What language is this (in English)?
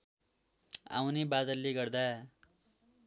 Nepali